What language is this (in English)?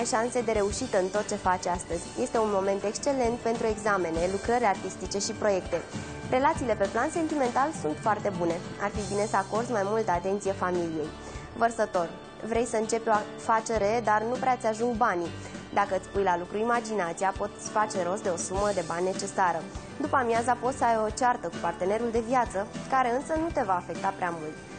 Romanian